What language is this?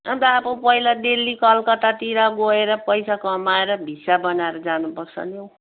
Nepali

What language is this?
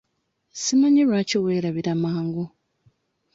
Ganda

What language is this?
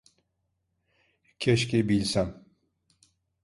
Turkish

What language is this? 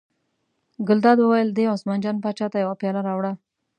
Pashto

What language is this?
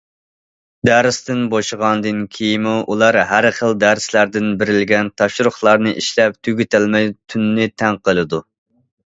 Uyghur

